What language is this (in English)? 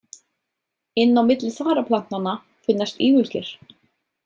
Icelandic